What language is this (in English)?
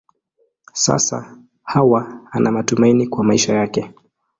Swahili